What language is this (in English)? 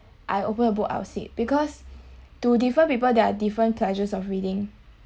English